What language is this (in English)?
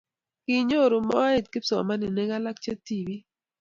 Kalenjin